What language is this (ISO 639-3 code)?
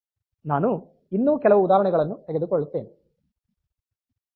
kan